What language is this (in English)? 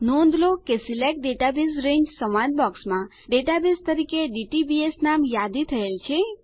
Gujarati